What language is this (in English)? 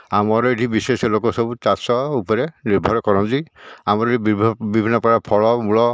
Odia